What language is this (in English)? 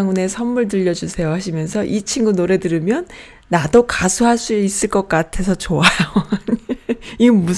Korean